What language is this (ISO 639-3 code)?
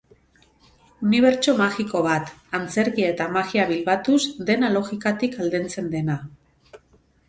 eus